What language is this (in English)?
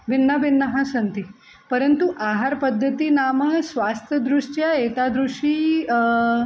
Sanskrit